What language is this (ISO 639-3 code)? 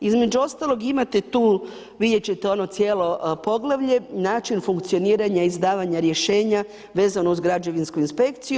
hrv